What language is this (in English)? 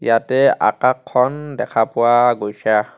Assamese